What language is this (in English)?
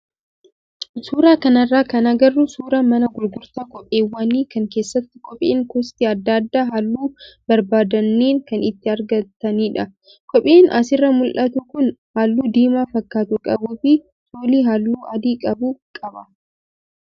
Oromo